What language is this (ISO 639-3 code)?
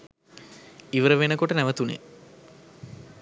sin